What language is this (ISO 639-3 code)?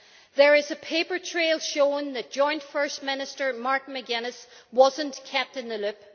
eng